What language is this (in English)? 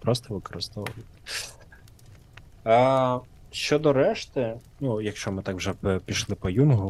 Ukrainian